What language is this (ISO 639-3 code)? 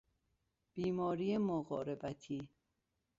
fas